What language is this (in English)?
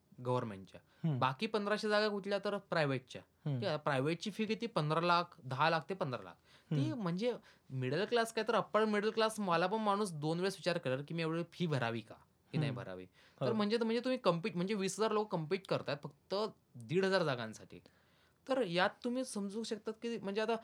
Marathi